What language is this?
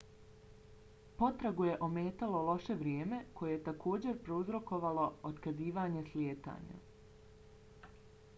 Bosnian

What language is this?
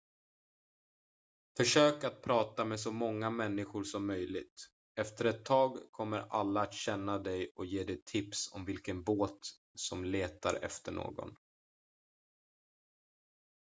Swedish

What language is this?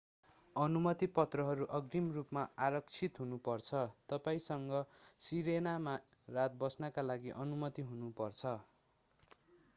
Nepali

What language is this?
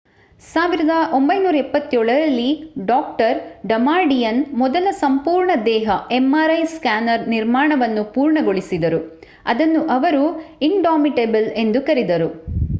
Kannada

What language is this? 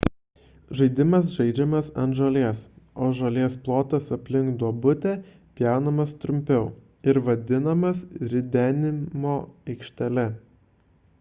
Lithuanian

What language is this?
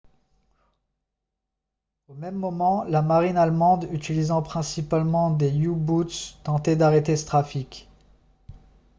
French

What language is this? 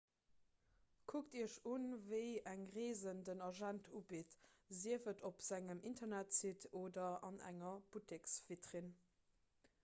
Luxembourgish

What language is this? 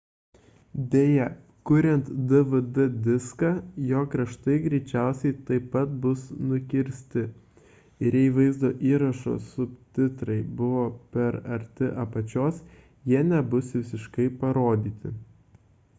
Lithuanian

